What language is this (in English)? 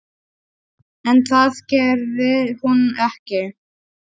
Icelandic